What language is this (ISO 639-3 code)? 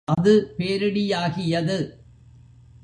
tam